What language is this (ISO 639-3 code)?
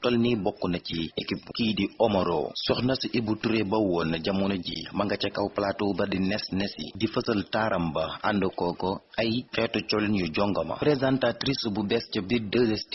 ind